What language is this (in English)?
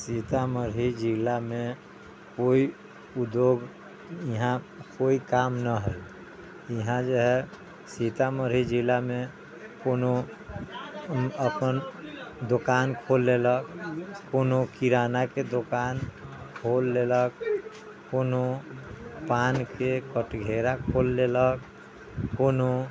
Maithili